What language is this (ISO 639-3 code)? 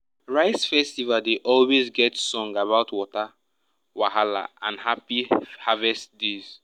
pcm